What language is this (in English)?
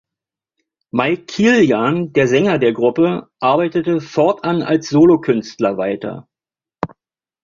German